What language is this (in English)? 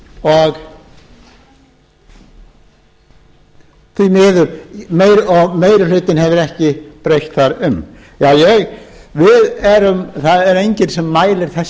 Icelandic